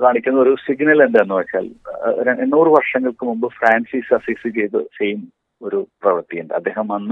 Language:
Malayalam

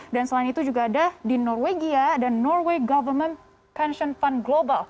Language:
Indonesian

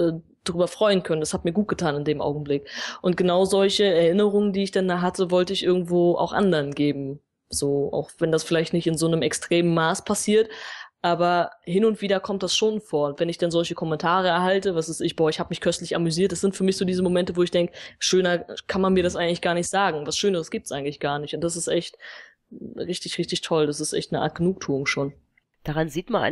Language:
German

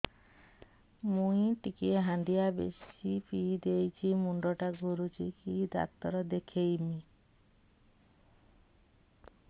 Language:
Odia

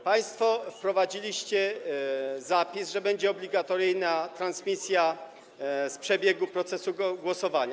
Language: Polish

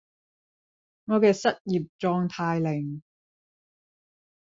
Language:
Cantonese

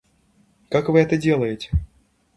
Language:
Russian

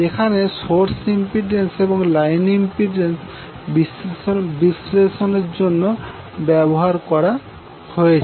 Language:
Bangla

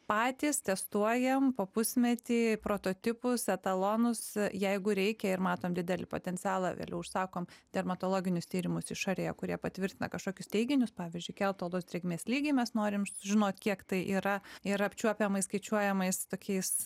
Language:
Lithuanian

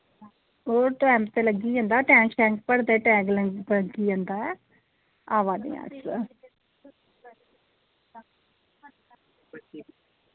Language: Dogri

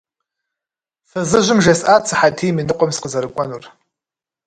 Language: Kabardian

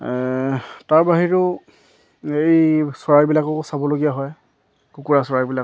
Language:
Assamese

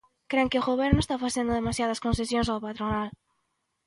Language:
Galician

